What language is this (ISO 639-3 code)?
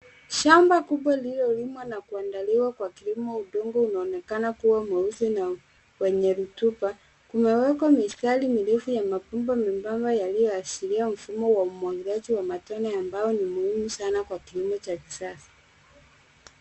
swa